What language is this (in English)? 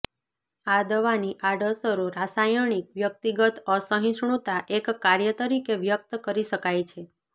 Gujarati